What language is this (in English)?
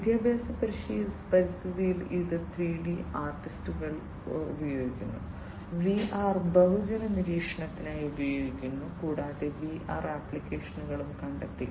Malayalam